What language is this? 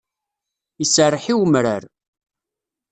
Kabyle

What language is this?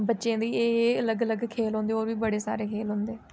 Dogri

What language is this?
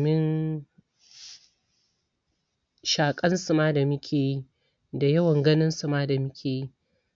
Hausa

